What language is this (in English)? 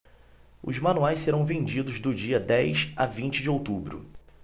Portuguese